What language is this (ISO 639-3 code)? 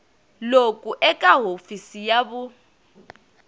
tso